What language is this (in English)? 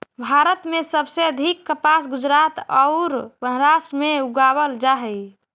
Magahi